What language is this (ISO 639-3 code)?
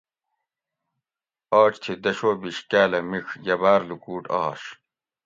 gwc